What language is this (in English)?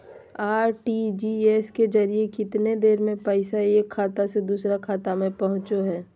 Magahi